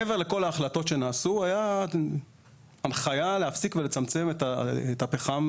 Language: Hebrew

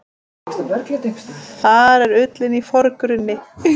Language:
Icelandic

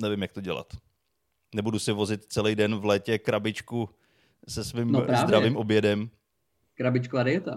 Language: Czech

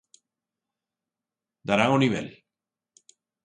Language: Galician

